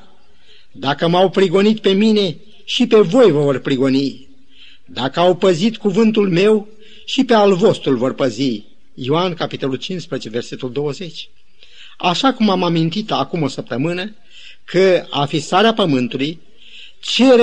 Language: Romanian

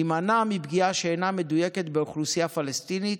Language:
Hebrew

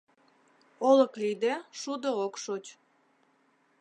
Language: Mari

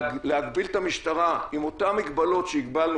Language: Hebrew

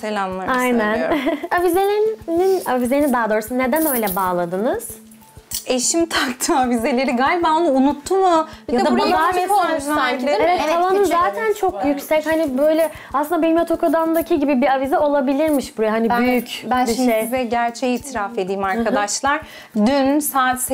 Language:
Turkish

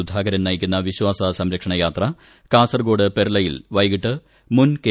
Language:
Malayalam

